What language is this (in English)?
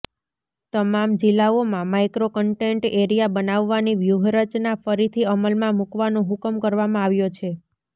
Gujarati